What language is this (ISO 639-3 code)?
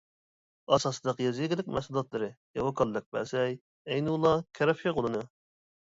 uig